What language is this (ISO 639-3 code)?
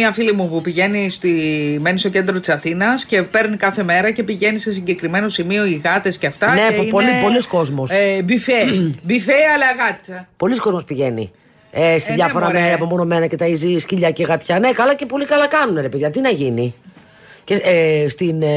ell